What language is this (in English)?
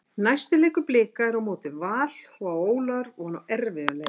Icelandic